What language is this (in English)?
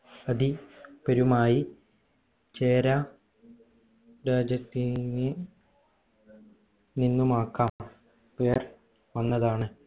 Malayalam